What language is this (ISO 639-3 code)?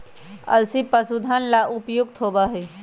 mag